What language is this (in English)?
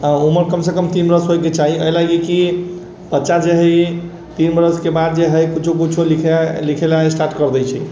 Maithili